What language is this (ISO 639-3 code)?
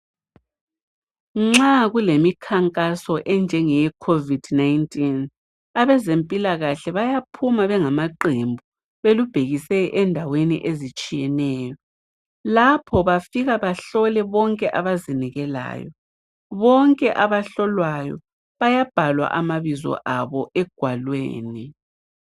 nde